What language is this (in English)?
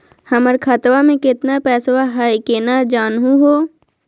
Magahi